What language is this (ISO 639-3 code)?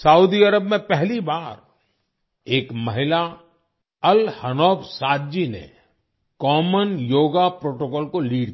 hin